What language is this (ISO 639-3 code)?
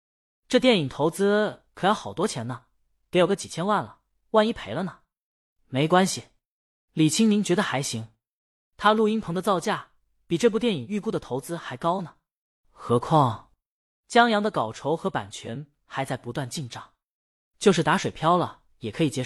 zho